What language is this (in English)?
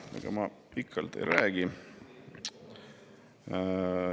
Estonian